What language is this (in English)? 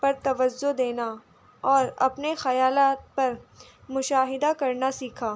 Urdu